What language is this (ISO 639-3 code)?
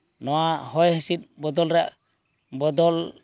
sat